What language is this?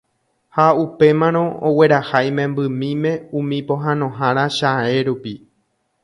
Guarani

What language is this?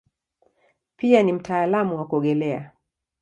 Swahili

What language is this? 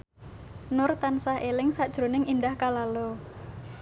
Javanese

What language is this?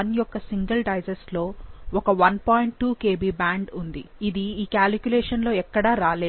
Telugu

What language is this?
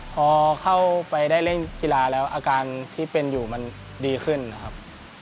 Thai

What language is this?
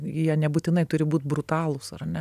Lithuanian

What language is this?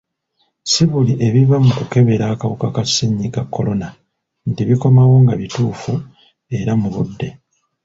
Ganda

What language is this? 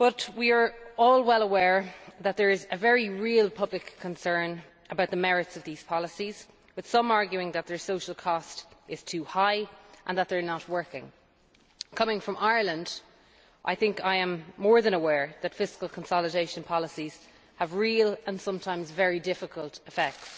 English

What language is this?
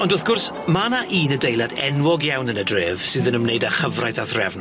Welsh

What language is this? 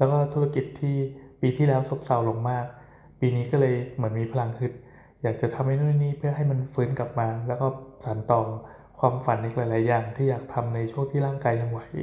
Thai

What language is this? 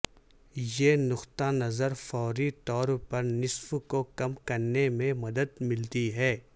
Urdu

